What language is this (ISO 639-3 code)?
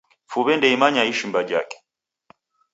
dav